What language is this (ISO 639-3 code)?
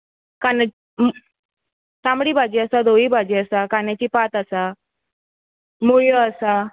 kok